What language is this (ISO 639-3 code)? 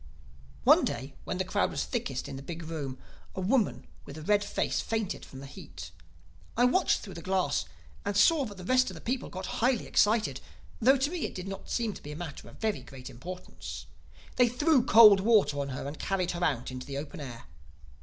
eng